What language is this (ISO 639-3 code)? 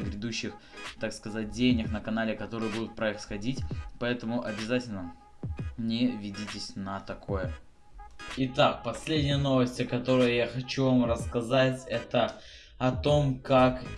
rus